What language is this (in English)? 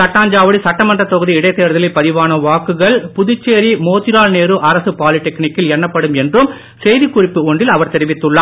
Tamil